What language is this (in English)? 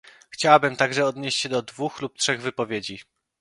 Polish